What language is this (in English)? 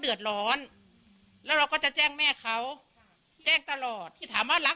Thai